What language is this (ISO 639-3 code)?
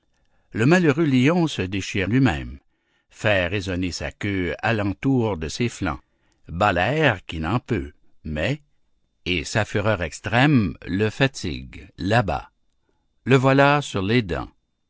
fra